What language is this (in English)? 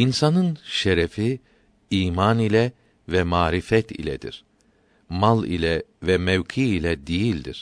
Turkish